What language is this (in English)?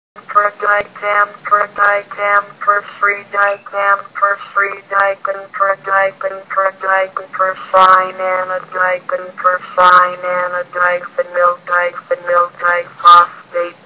English